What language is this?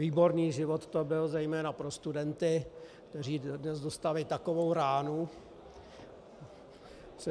Czech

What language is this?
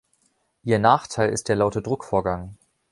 German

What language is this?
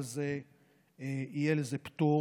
Hebrew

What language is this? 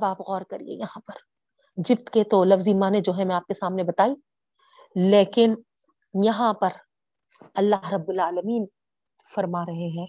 Urdu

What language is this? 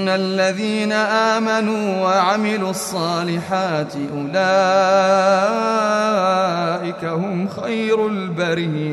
Arabic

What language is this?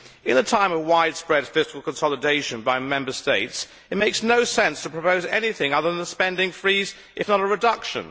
English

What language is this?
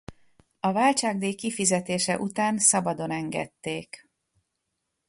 Hungarian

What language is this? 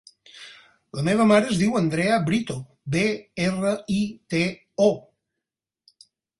Catalan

